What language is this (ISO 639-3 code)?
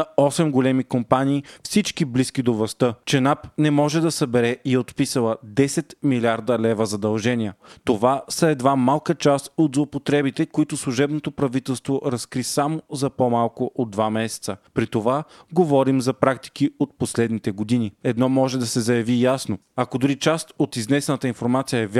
bul